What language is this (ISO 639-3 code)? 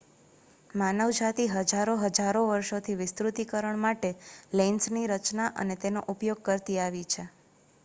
guj